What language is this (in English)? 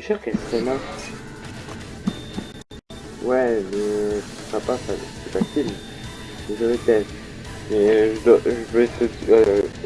French